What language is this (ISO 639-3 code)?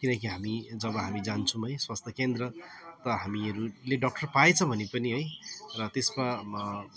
nep